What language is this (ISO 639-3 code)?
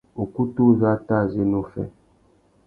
bag